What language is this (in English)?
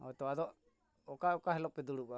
Santali